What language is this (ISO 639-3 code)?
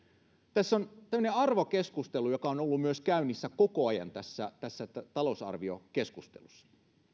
fin